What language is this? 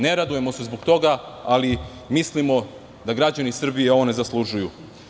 Serbian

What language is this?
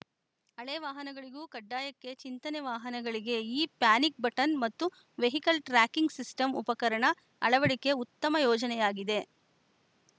Kannada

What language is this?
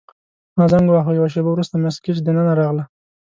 Pashto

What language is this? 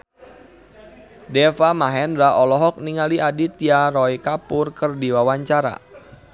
Sundanese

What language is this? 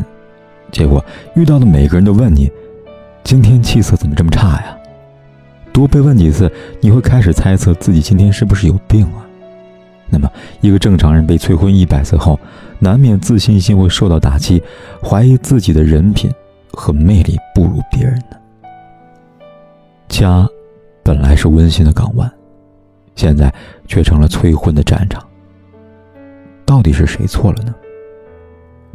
Chinese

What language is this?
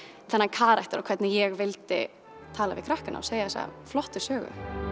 Icelandic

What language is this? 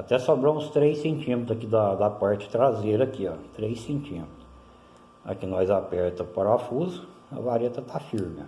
Portuguese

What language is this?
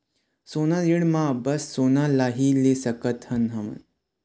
Chhattisgarhi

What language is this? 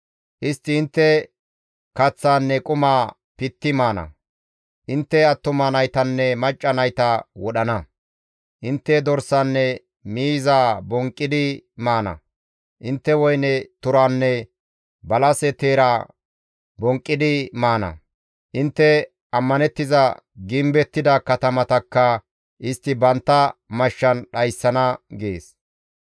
Gamo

